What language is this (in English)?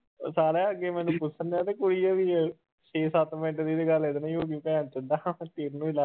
Punjabi